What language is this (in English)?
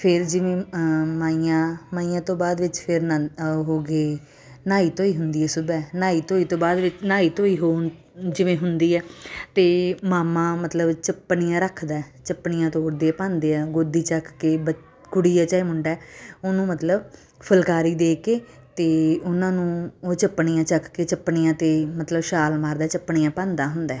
Punjabi